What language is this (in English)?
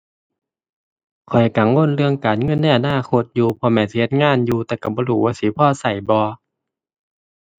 Thai